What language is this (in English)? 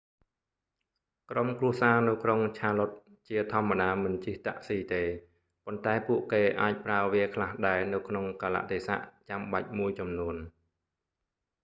Khmer